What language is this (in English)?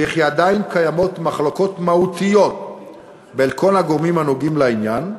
Hebrew